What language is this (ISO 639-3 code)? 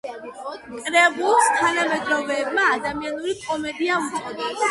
kat